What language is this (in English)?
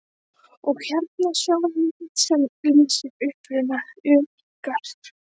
Icelandic